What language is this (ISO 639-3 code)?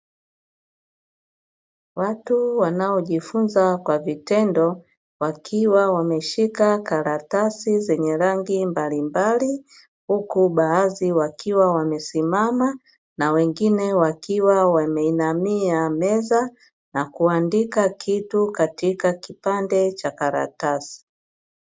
swa